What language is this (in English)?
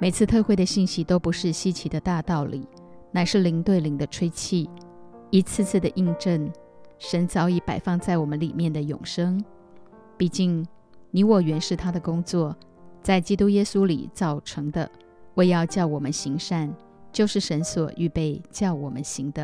Chinese